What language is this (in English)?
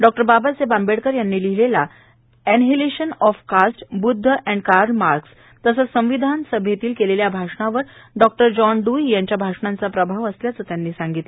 Marathi